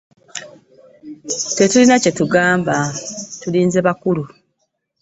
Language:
Ganda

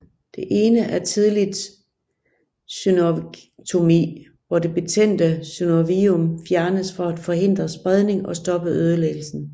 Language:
Danish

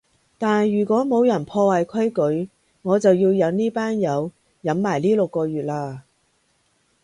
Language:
Cantonese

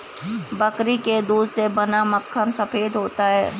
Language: Hindi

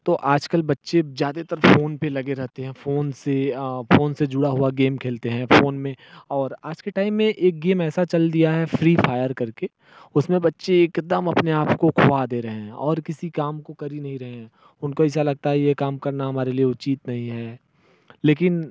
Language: Hindi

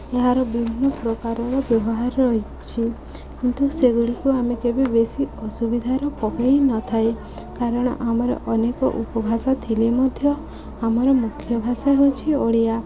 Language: Odia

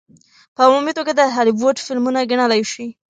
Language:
Pashto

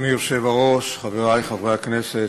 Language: Hebrew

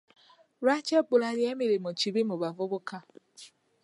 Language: Ganda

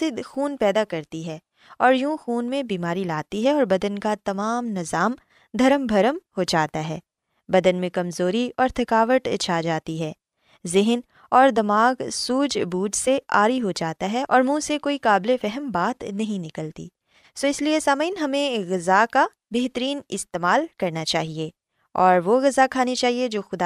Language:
Urdu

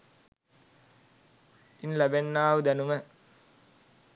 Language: Sinhala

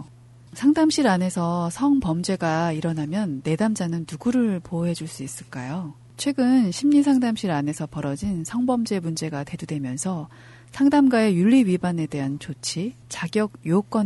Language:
Korean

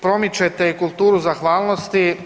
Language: Croatian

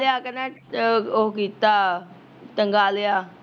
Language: Punjabi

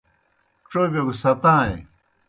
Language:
Kohistani Shina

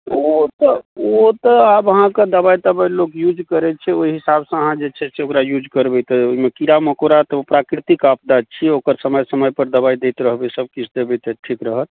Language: Maithili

